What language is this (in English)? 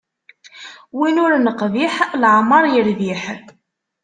Kabyle